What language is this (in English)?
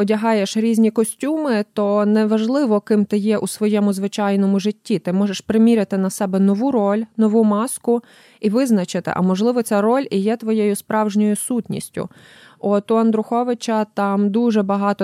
Ukrainian